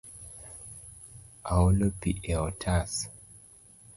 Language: Luo (Kenya and Tanzania)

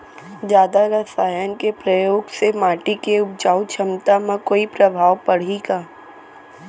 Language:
Chhattisgarhi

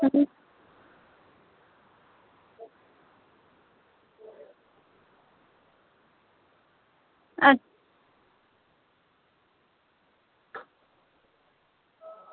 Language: Dogri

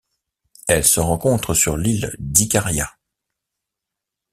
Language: French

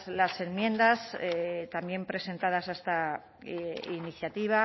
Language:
Spanish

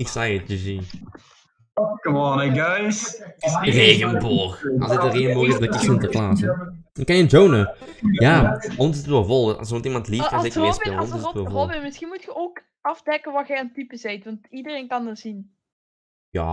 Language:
Dutch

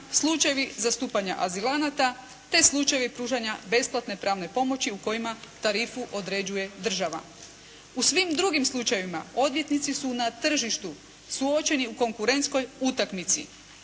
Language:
Croatian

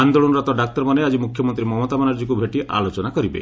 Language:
Odia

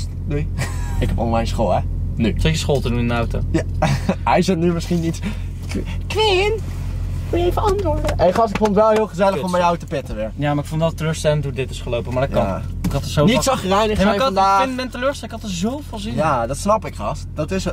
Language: Dutch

